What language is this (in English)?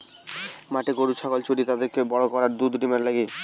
Bangla